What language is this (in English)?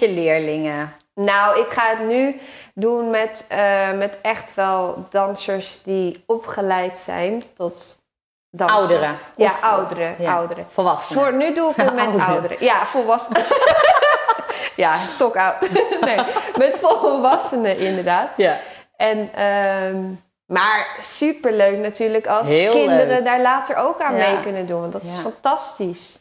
Dutch